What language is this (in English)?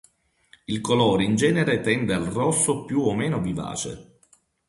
Italian